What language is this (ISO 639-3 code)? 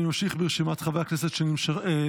heb